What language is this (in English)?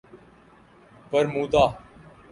Urdu